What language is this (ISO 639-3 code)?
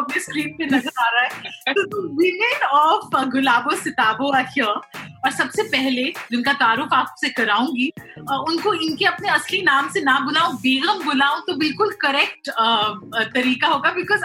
hin